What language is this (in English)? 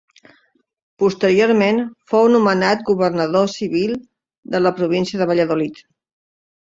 Catalan